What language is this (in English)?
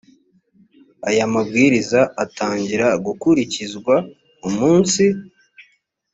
Kinyarwanda